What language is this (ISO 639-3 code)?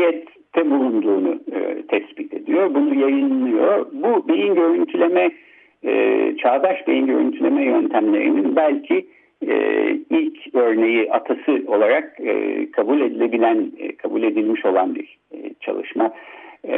tur